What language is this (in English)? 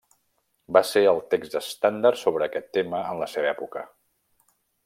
Catalan